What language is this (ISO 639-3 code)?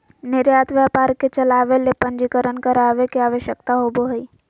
mag